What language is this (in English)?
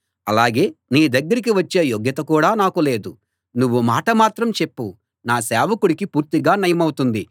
Telugu